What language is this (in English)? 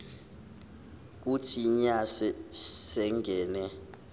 Zulu